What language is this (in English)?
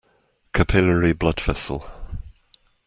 English